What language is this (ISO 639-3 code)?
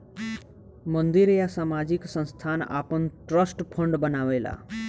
bho